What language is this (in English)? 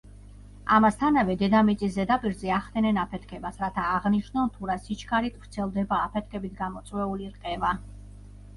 Georgian